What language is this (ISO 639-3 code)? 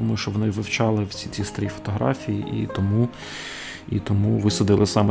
ukr